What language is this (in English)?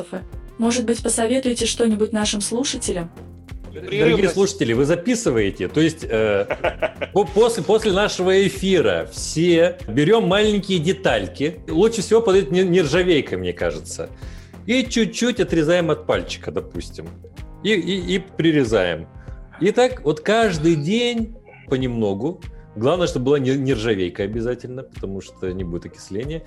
Russian